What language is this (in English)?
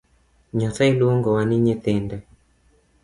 Luo (Kenya and Tanzania)